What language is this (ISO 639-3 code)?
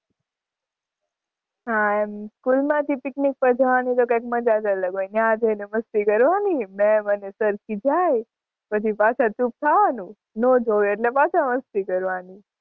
guj